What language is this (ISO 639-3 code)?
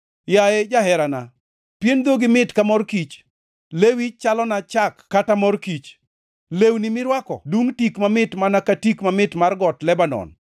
luo